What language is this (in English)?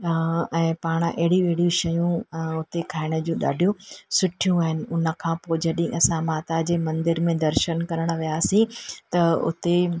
Sindhi